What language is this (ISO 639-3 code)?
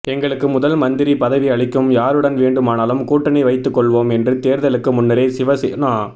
tam